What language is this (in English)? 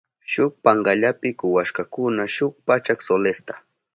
Southern Pastaza Quechua